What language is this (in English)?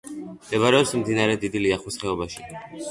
Georgian